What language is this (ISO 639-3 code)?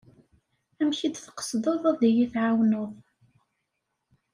kab